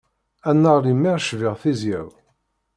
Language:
Kabyle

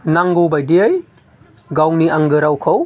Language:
Bodo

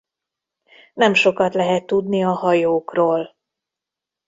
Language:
Hungarian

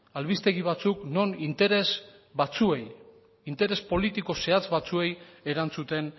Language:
Basque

